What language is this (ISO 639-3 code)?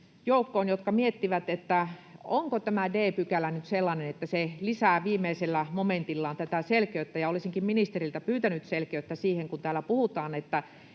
fin